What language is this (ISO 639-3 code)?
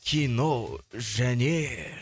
kaz